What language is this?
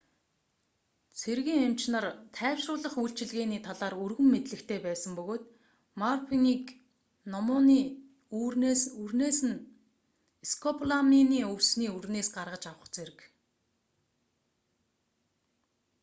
Mongolian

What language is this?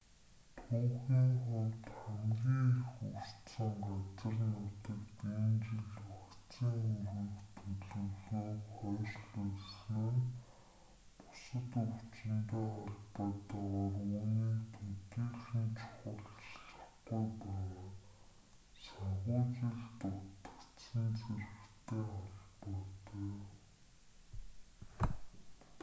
Mongolian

